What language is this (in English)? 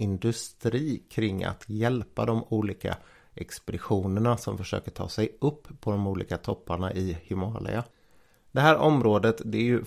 Swedish